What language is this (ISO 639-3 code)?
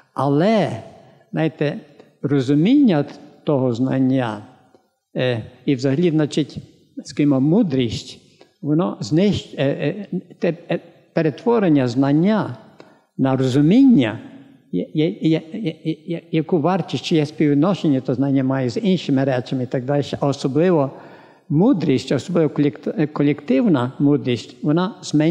ukr